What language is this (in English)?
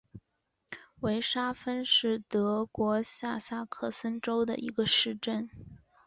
Chinese